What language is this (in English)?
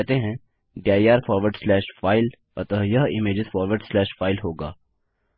Hindi